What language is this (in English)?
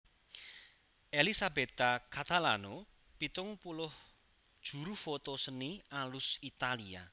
Javanese